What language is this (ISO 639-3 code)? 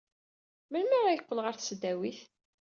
kab